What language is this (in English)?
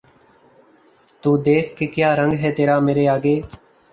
Urdu